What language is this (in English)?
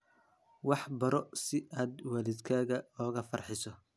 Somali